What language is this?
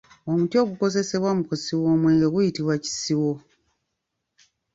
Ganda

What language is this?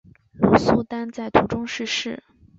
Chinese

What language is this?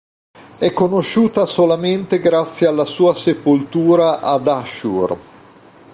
Italian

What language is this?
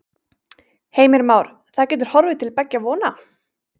Icelandic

